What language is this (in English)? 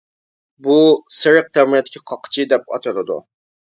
Uyghur